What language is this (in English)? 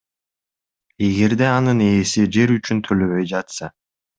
Kyrgyz